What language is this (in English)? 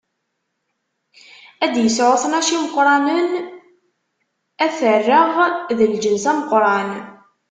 Kabyle